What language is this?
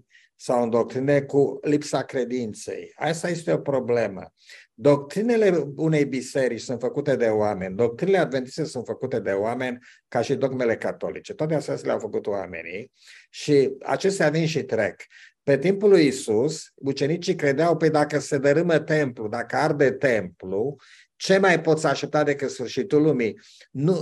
Romanian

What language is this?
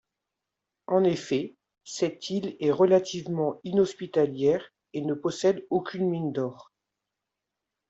French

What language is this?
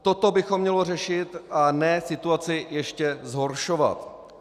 Czech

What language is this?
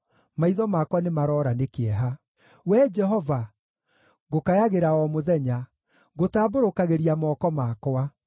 Kikuyu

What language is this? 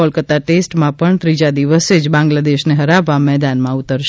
Gujarati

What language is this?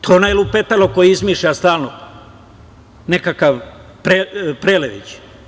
Serbian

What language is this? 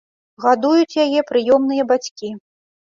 Belarusian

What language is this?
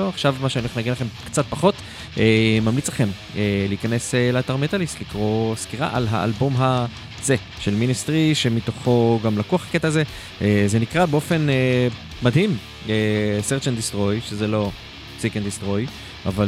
Hebrew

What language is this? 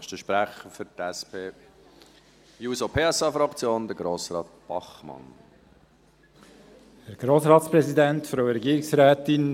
Swiss German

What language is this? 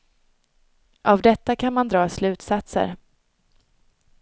Swedish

